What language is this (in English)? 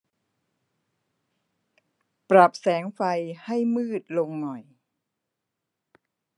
Thai